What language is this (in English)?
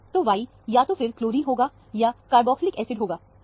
Hindi